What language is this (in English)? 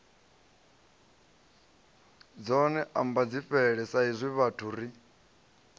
Venda